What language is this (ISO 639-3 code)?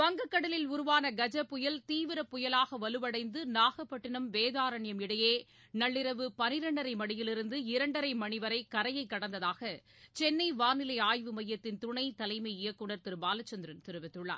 tam